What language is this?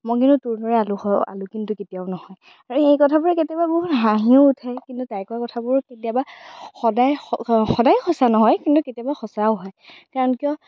Assamese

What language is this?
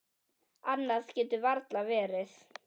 Icelandic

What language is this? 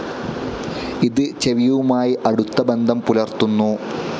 Malayalam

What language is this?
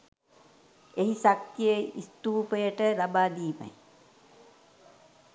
Sinhala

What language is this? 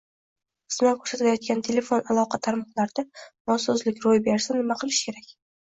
Uzbek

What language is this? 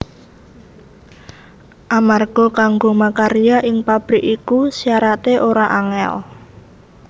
Javanese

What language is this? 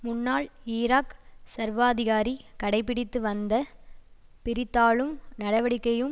Tamil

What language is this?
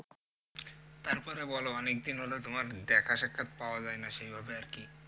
Bangla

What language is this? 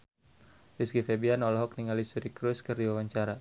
Sundanese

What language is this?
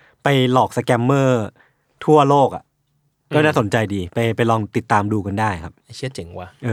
Thai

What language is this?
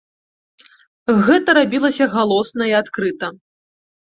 Belarusian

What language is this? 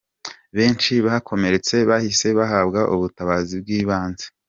Kinyarwanda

